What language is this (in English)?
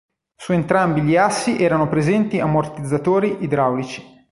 Italian